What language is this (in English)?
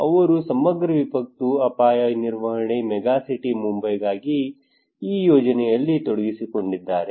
Kannada